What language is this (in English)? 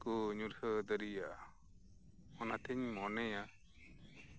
Santali